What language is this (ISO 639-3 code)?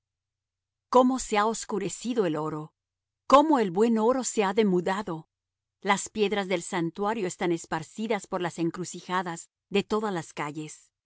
spa